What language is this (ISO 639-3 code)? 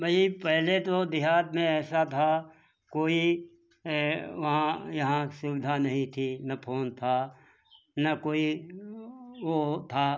hin